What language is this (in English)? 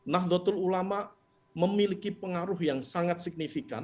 Indonesian